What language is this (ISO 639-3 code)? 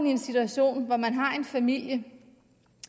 dan